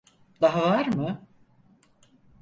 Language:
Turkish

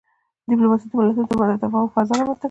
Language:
Pashto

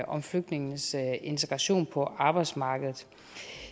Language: Danish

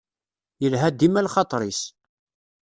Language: Kabyle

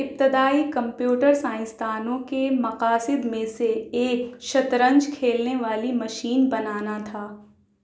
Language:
Urdu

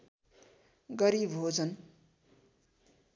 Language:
Nepali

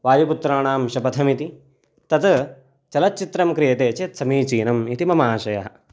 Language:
Sanskrit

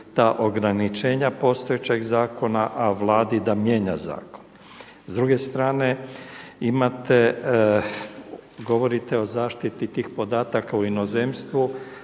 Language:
Croatian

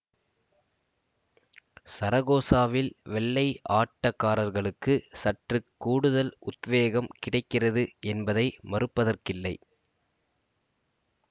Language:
Tamil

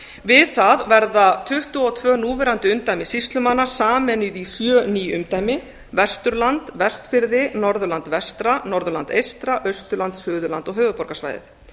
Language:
Icelandic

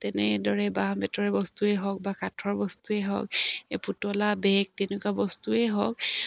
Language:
Assamese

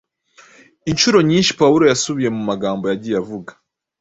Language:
Kinyarwanda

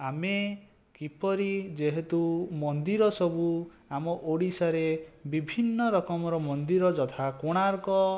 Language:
Odia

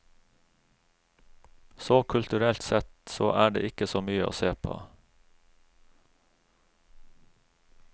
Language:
Norwegian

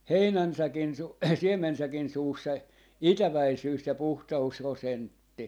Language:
Finnish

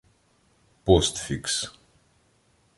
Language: Ukrainian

